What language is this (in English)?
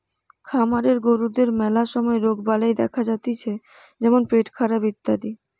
Bangla